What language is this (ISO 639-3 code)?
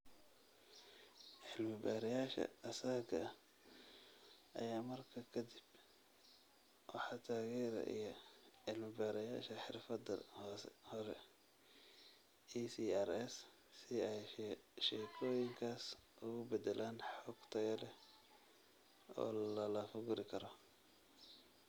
som